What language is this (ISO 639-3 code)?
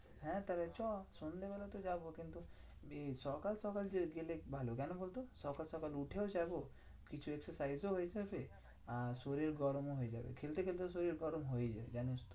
ben